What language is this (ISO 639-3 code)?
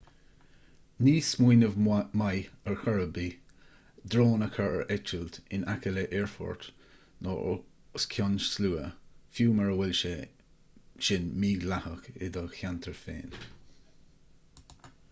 gle